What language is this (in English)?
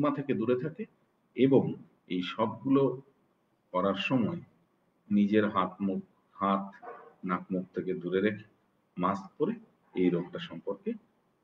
Romanian